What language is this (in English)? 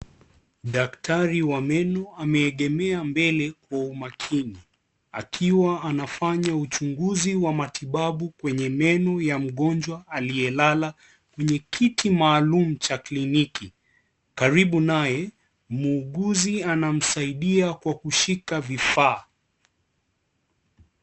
Swahili